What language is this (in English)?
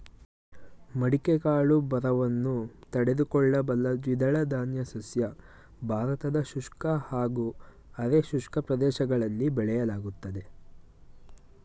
Kannada